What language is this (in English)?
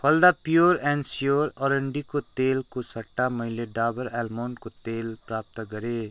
Nepali